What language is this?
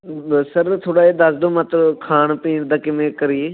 Punjabi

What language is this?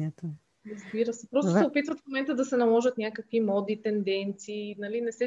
Bulgarian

